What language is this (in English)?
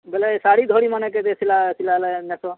Odia